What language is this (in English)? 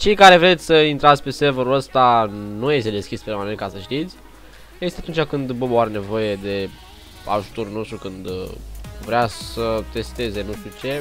Romanian